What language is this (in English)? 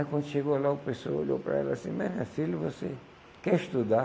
Portuguese